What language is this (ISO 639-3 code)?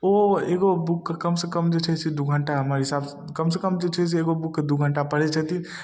mai